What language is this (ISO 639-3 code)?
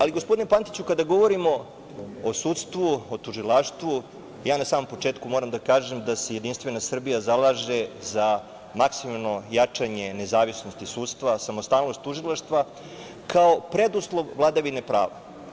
srp